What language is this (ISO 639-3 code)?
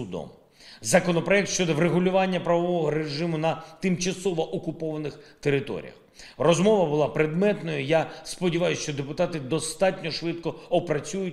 ukr